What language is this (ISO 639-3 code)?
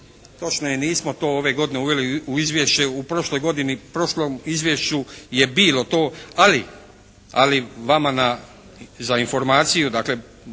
hrv